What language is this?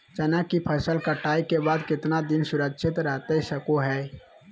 Magahi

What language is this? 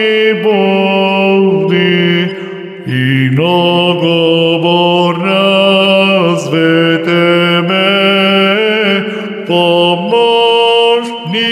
Romanian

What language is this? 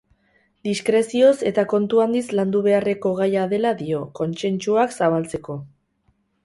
Basque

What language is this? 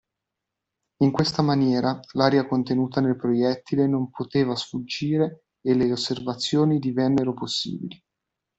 Italian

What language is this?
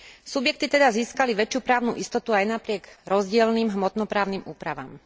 Slovak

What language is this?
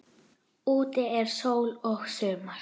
Icelandic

